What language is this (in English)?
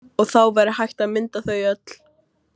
Icelandic